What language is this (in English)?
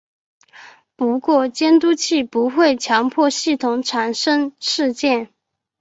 Chinese